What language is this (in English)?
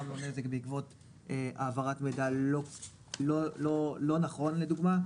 Hebrew